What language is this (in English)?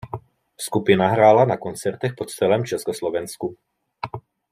Czech